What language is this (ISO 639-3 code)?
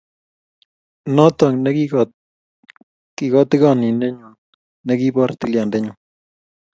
kln